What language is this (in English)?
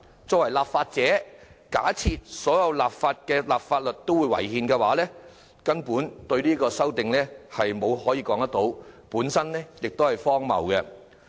Cantonese